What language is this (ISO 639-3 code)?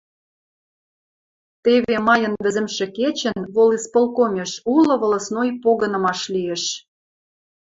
mrj